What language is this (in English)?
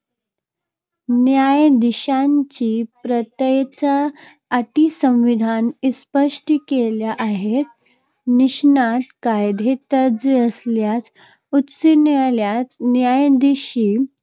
Marathi